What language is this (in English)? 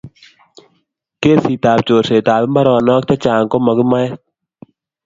Kalenjin